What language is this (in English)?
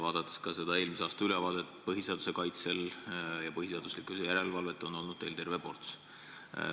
Estonian